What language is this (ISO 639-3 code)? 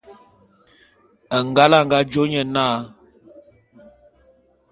bum